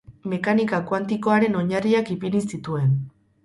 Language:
Basque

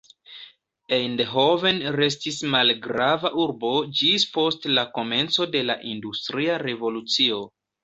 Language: Esperanto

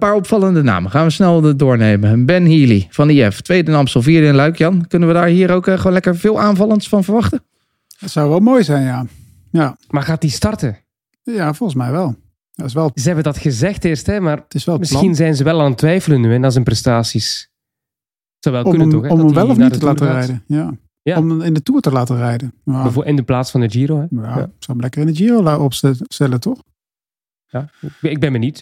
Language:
Dutch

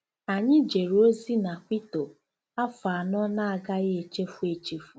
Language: Igbo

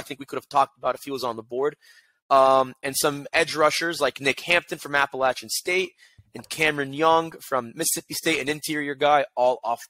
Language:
English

